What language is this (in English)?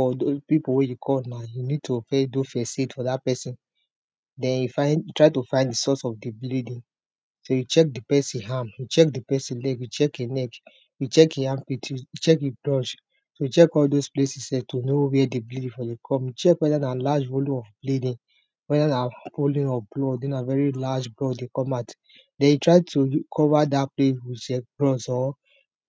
Nigerian Pidgin